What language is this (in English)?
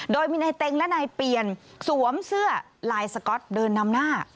Thai